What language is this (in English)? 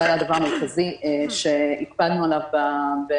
Hebrew